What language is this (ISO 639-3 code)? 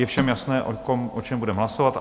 ces